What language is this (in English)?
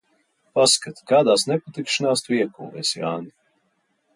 Latvian